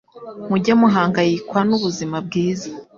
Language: Kinyarwanda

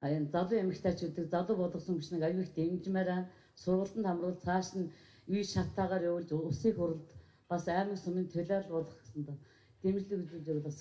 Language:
Turkish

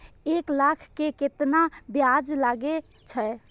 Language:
Maithili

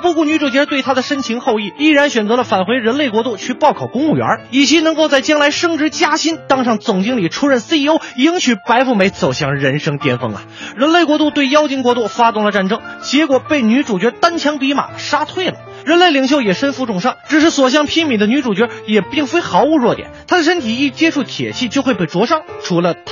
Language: Chinese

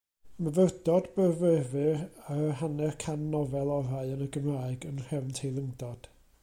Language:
Welsh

